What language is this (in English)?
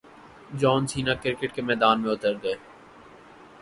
Urdu